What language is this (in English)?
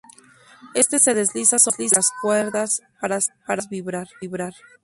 Spanish